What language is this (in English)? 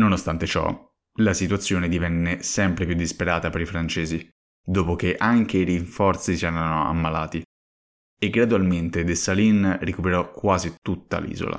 Italian